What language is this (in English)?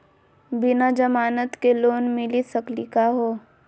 Magahi